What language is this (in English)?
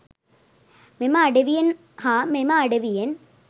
Sinhala